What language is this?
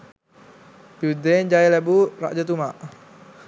Sinhala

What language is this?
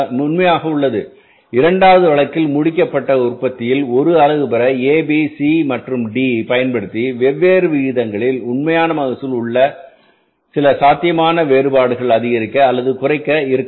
Tamil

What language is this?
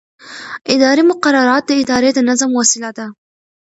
Pashto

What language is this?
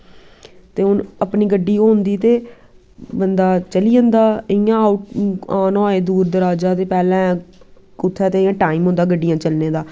Dogri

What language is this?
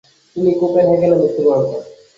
Bangla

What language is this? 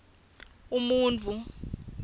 Swati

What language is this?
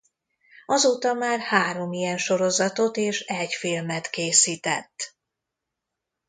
Hungarian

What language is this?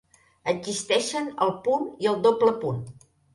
Catalan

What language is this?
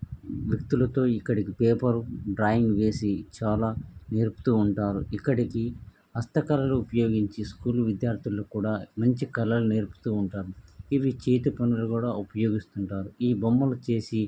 Telugu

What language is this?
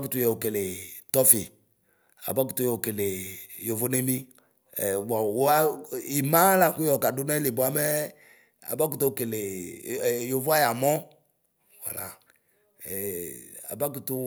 Ikposo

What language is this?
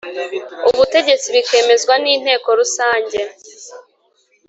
Kinyarwanda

